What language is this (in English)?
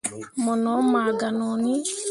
Mundang